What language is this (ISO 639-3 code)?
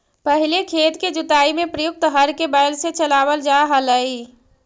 mag